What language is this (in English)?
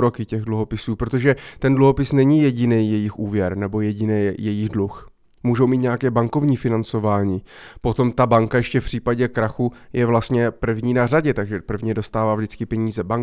Czech